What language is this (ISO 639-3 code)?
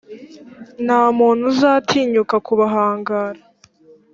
kin